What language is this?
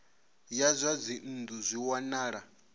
Venda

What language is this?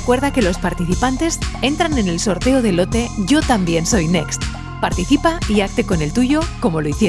Spanish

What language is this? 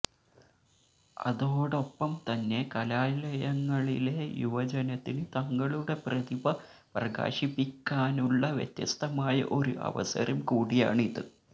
Malayalam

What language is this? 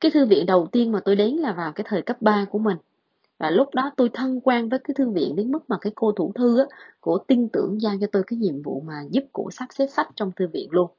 Vietnamese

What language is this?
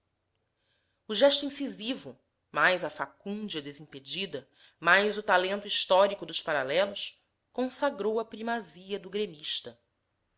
Portuguese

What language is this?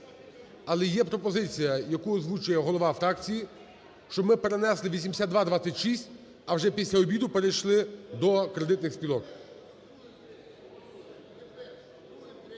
Ukrainian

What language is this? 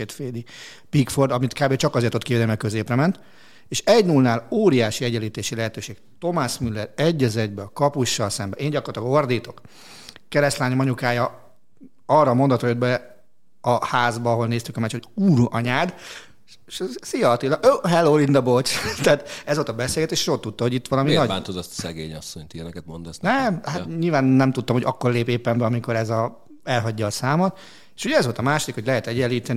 Hungarian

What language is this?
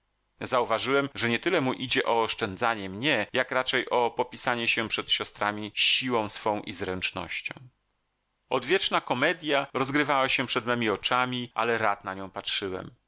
Polish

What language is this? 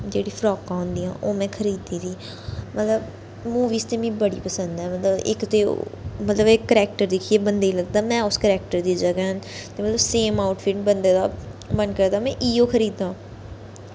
Dogri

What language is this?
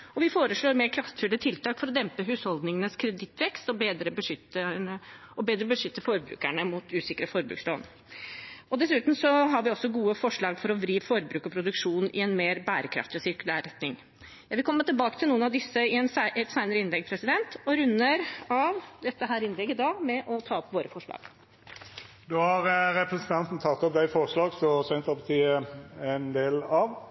Norwegian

